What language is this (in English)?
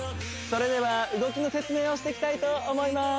Japanese